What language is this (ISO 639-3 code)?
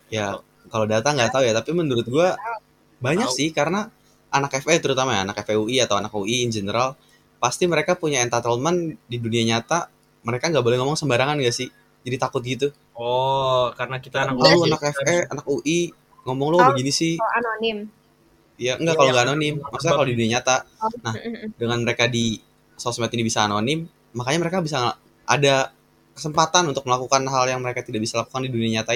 ind